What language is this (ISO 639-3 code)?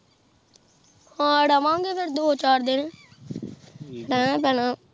pan